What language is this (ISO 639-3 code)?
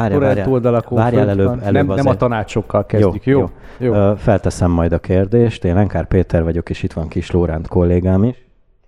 hun